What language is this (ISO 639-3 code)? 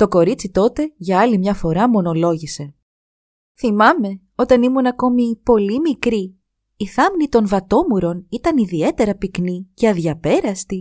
ell